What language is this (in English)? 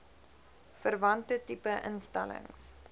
Afrikaans